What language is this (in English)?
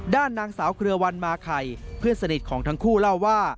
Thai